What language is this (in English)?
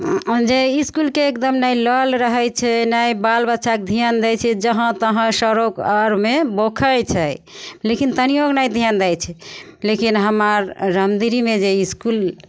Maithili